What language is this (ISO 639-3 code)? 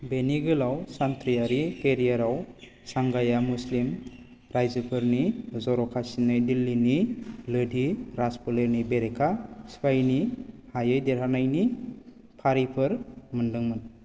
brx